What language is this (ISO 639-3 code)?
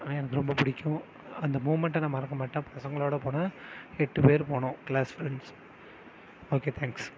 tam